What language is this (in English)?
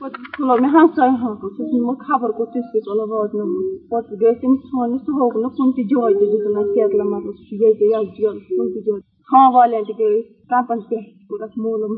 Urdu